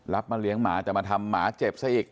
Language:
Thai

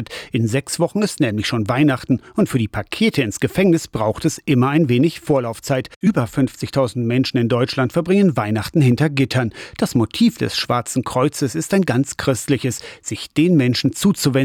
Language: German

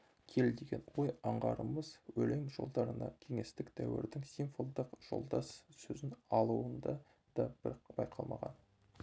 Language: Kazakh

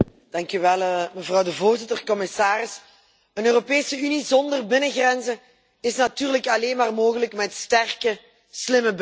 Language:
Dutch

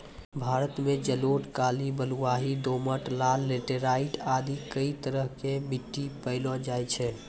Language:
Maithili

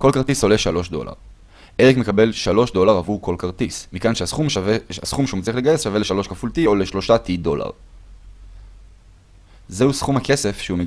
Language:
Hebrew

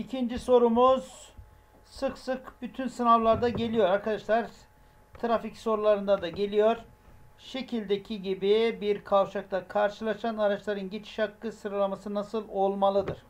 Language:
Turkish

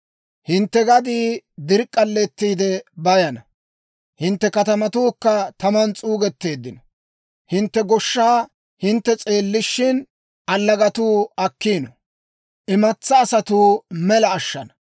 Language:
Dawro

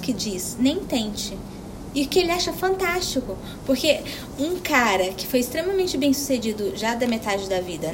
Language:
Portuguese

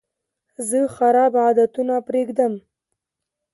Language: Pashto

